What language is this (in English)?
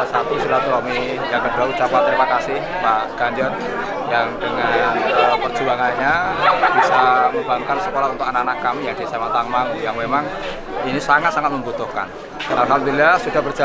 Indonesian